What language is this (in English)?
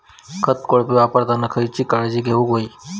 Marathi